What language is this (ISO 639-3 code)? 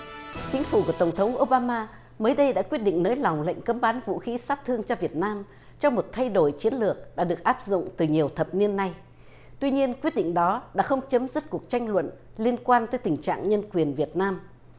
vie